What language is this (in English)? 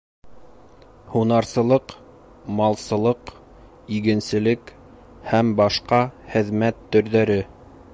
Bashkir